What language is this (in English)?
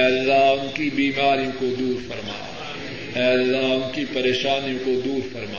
Urdu